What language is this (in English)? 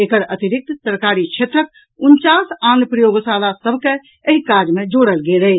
Maithili